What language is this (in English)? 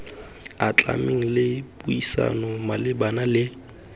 Tswana